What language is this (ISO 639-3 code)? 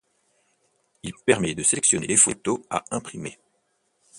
fra